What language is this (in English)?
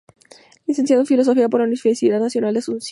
Spanish